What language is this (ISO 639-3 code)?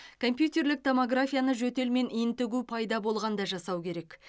kaz